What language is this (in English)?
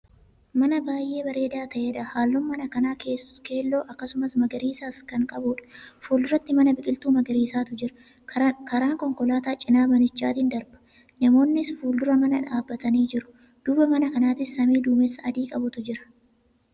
Oromo